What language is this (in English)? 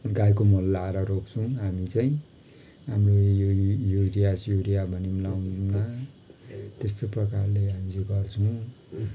Nepali